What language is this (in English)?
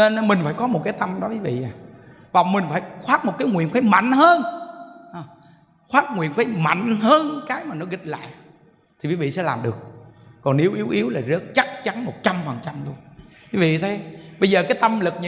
Vietnamese